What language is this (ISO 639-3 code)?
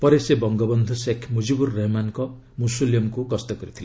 ori